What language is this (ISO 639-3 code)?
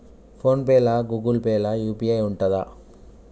tel